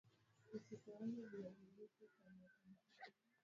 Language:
Swahili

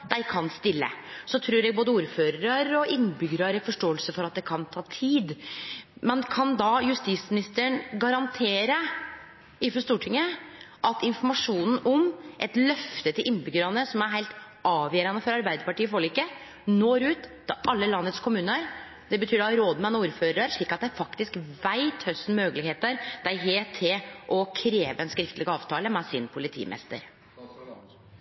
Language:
Norwegian Nynorsk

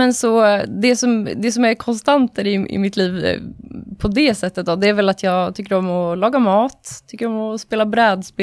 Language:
Swedish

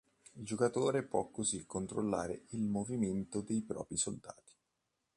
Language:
Italian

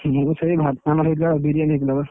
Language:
Odia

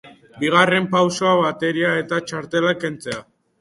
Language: Basque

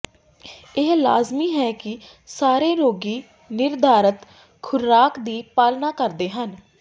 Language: Punjabi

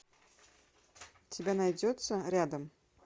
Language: Russian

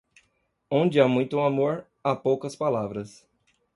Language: Portuguese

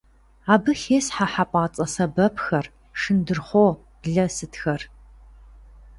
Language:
Kabardian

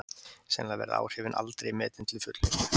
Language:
Icelandic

